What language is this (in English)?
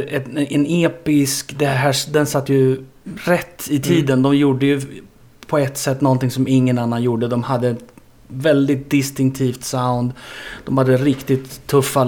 Swedish